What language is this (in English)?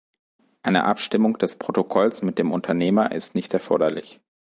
German